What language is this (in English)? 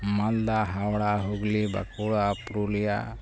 Santali